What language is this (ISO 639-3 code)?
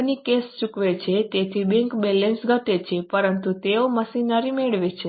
guj